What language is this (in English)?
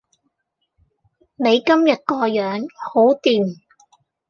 Cantonese